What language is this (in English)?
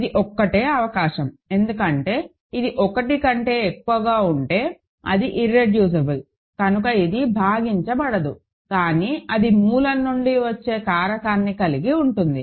Telugu